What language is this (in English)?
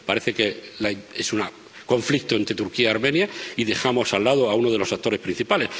Spanish